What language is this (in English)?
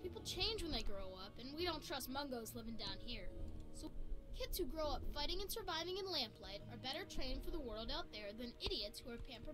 Czech